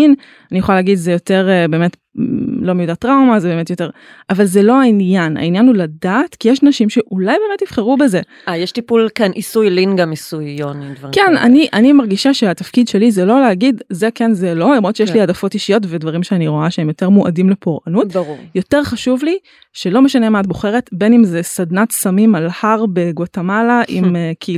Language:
Hebrew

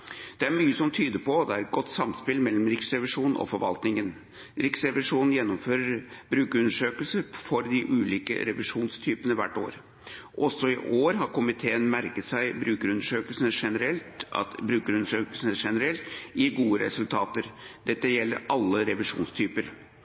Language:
Norwegian Bokmål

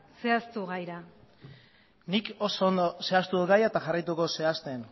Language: Basque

